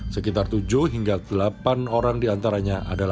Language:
Indonesian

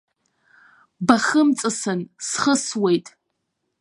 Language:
Abkhazian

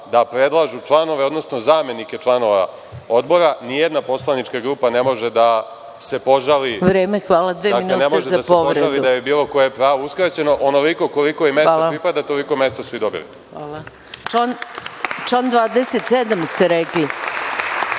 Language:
Serbian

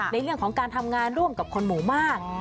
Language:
Thai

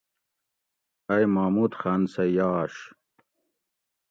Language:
Gawri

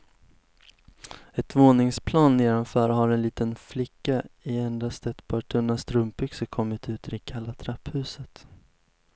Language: Swedish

